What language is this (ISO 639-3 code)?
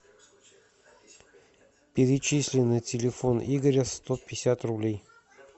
rus